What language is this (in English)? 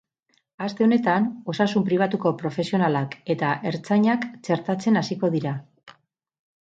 Basque